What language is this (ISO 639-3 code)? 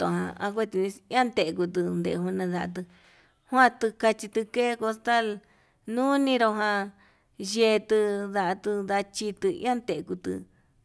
mab